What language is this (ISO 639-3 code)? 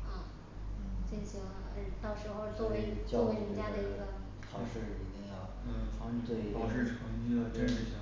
zho